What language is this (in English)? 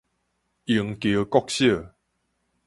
Min Nan Chinese